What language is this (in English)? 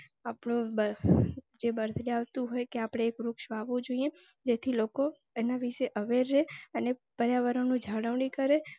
Gujarati